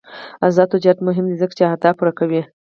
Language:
Pashto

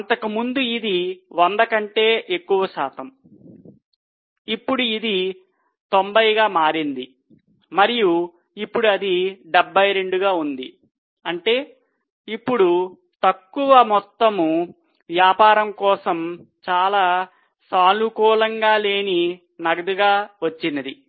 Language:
Telugu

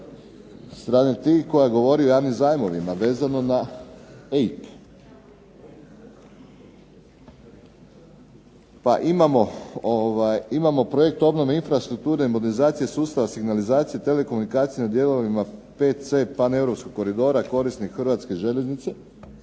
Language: Croatian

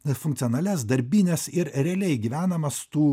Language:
Lithuanian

